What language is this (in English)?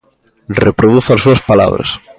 Galician